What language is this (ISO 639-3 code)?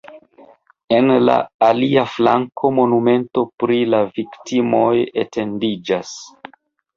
epo